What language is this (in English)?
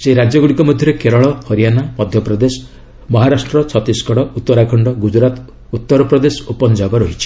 Odia